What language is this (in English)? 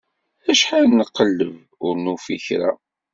Kabyle